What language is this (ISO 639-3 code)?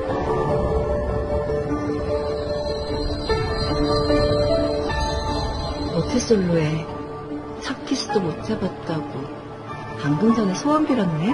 kor